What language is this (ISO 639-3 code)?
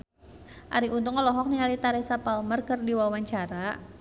sun